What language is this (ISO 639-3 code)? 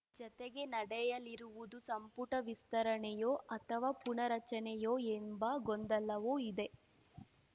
kan